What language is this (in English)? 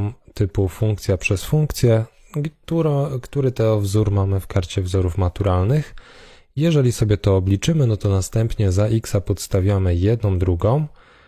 Polish